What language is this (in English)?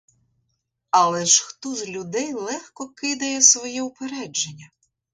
Ukrainian